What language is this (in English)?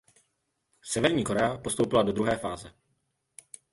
Czech